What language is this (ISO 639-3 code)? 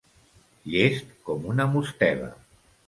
cat